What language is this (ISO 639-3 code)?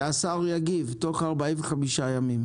heb